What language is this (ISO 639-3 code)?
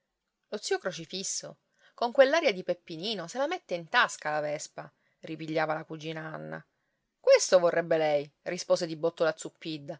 ita